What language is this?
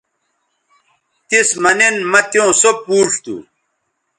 Bateri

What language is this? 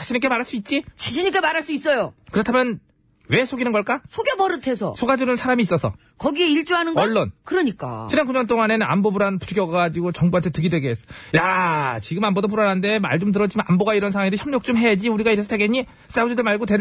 Korean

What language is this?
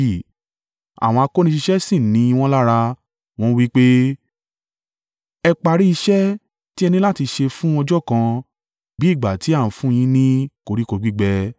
Yoruba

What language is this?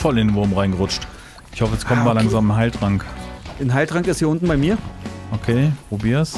German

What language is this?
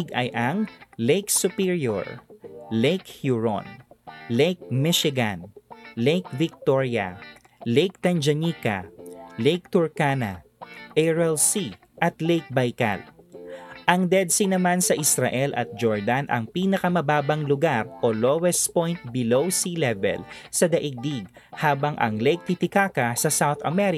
Filipino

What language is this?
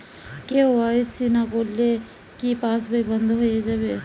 Bangla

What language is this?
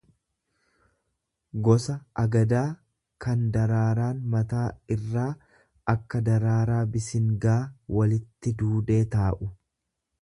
Oromo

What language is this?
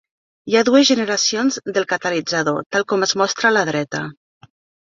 Catalan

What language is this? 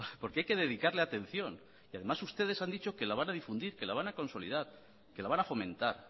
Spanish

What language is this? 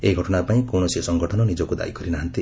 Odia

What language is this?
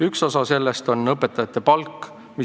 Estonian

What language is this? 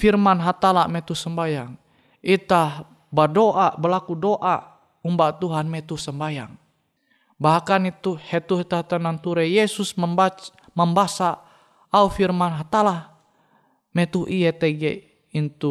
Indonesian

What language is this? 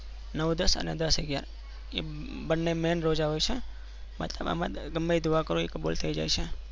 Gujarati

